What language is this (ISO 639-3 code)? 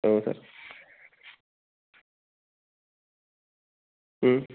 brx